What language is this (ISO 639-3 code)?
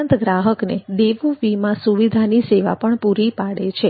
guj